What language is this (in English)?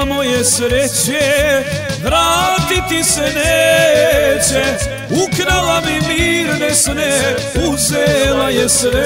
Romanian